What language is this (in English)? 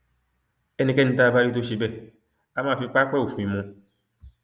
Yoruba